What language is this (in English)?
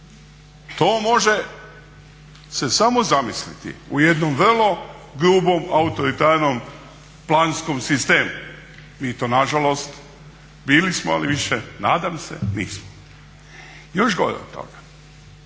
Croatian